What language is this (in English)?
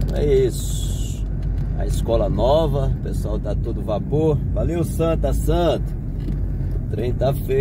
Portuguese